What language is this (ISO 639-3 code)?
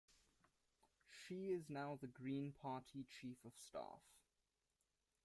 eng